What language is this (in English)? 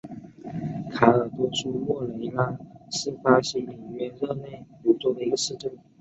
Chinese